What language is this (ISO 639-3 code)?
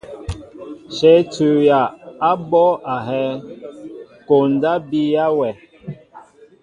mbo